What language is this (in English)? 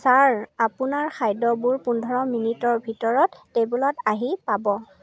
Assamese